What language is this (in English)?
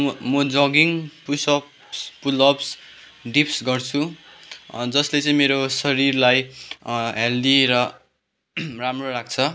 Nepali